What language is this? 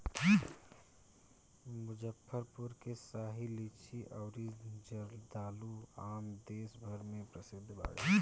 Bhojpuri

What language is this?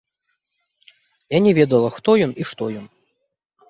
Belarusian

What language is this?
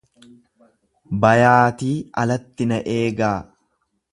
Oromo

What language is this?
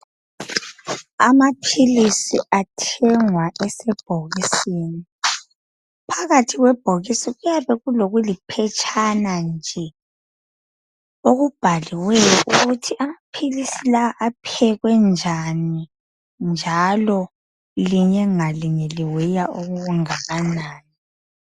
North Ndebele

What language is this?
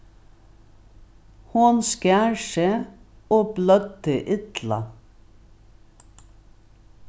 Faroese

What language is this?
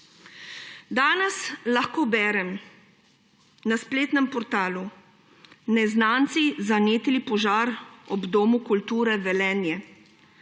Slovenian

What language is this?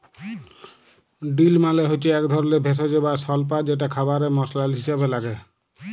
Bangla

